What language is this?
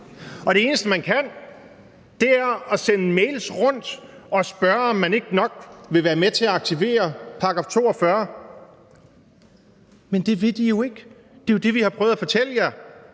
Danish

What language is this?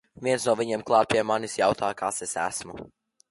Latvian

